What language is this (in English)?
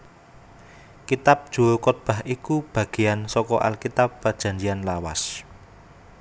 Javanese